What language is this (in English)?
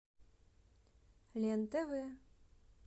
Russian